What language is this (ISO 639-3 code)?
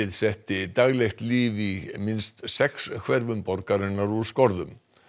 isl